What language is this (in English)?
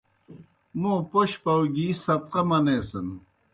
Kohistani Shina